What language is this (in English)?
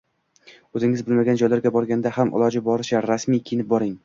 Uzbek